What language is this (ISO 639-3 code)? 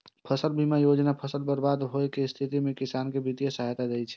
mai